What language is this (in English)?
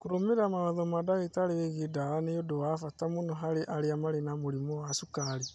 Kikuyu